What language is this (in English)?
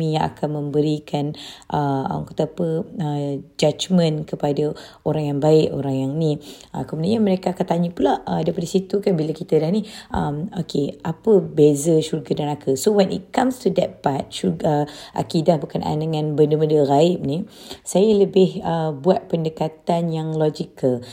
Malay